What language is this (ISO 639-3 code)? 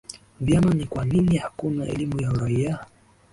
swa